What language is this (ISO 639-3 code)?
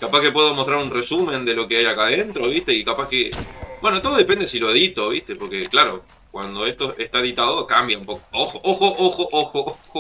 spa